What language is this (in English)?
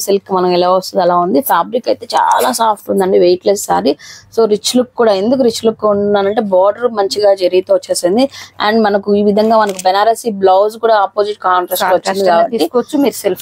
Telugu